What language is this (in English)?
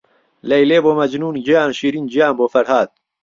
Central Kurdish